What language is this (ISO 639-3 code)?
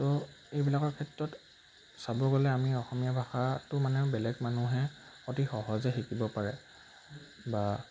asm